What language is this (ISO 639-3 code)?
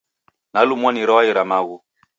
dav